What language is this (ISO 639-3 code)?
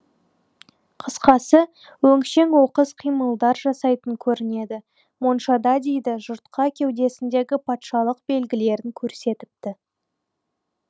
kaz